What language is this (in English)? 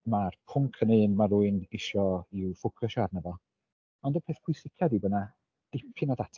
Welsh